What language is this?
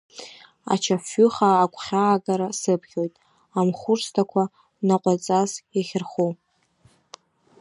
Abkhazian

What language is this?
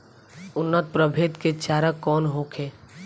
Bhojpuri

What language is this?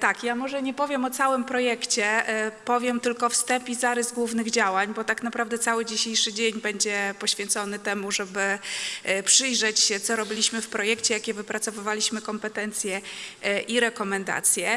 Polish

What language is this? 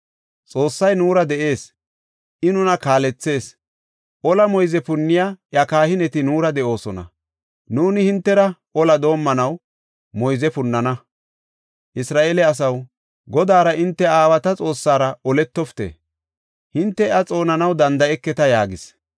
Gofa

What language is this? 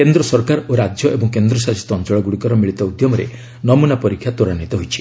Odia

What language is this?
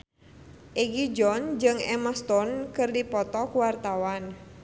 Sundanese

